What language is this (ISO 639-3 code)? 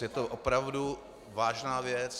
ces